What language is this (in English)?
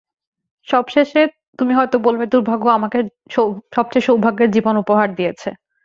Bangla